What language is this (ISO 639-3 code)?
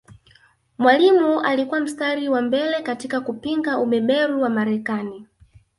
swa